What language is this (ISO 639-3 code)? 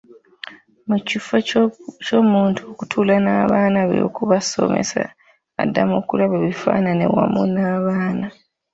lug